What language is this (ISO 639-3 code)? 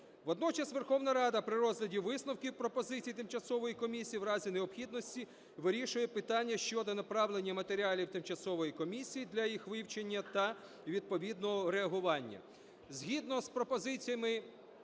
ukr